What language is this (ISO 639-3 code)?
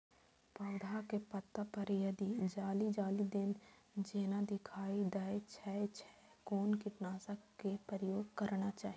mai